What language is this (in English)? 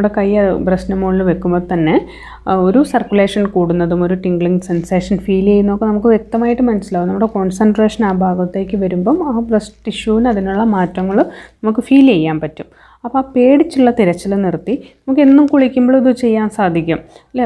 Malayalam